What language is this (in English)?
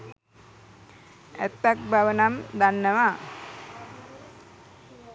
Sinhala